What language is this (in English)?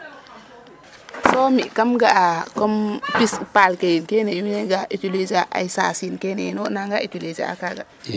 Serer